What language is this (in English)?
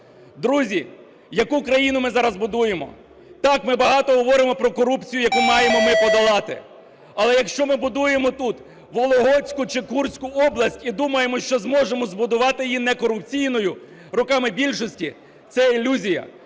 Ukrainian